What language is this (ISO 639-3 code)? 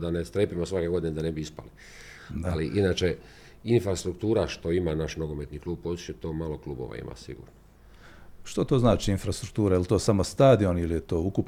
hrv